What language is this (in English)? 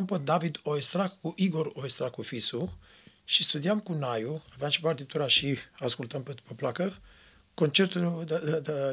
Romanian